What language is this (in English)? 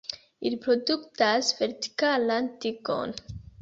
Esperanto